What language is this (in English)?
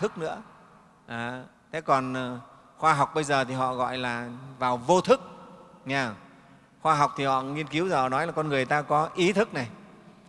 Vietnamese